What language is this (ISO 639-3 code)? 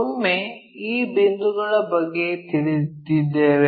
kan